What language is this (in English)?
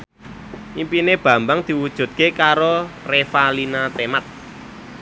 Javanese